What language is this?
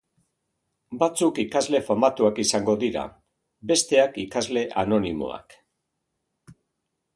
Basque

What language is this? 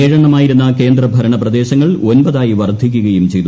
Malayalam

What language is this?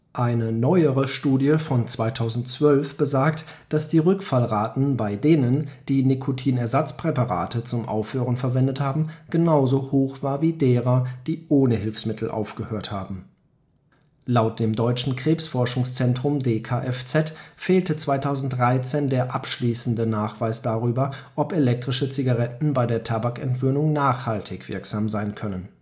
German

